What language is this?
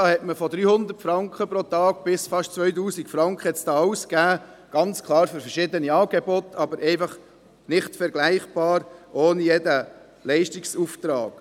Swiss German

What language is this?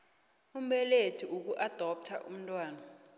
South Ndebele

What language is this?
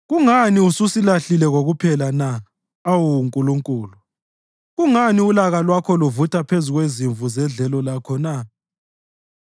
North Ndebele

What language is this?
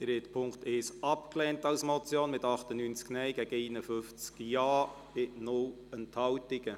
Swiss German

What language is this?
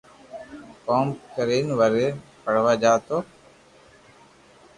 Loarki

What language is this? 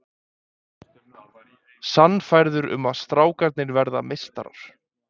Icelandic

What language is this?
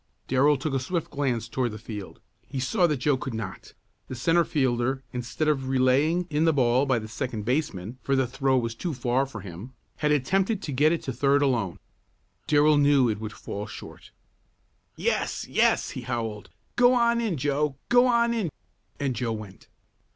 English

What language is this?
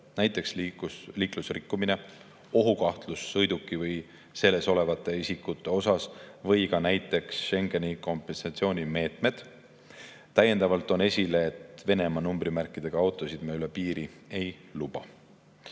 Estonian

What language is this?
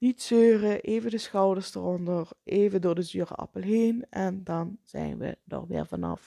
Dutch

